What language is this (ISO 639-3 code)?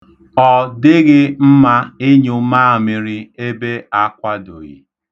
ibo